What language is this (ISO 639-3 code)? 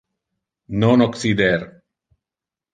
ina